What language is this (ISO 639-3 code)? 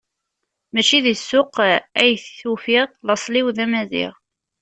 kab